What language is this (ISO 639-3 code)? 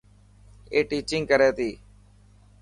mki